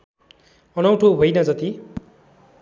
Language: Nepali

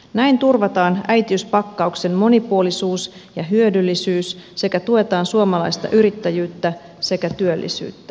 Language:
Finnish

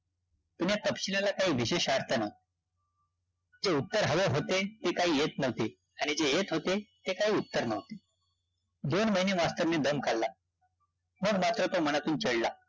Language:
Marathi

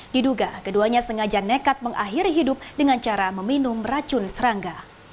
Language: Indonesian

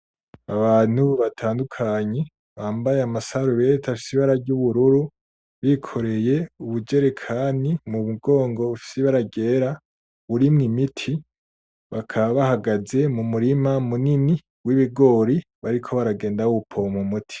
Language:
Rundi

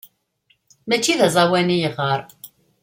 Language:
Kabyle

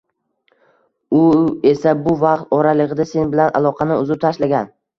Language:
Uzbek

